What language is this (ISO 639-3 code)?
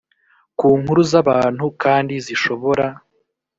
kin